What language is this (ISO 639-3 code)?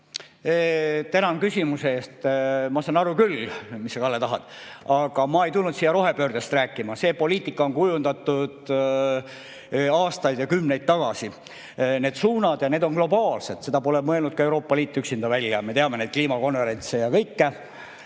est